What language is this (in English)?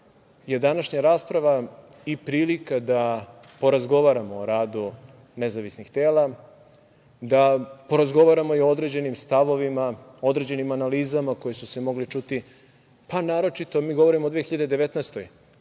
Serbian